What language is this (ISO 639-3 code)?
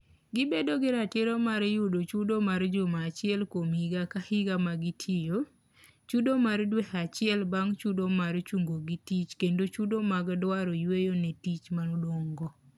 luo